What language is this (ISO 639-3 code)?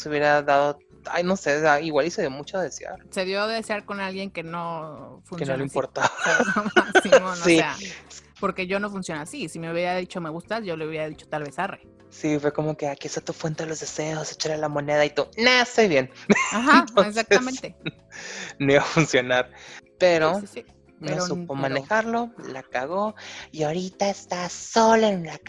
spa